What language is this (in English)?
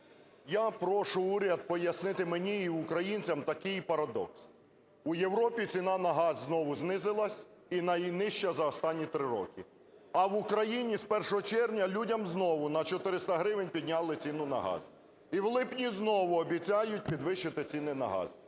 Ukrainian